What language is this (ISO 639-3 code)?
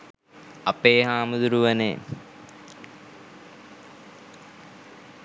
sin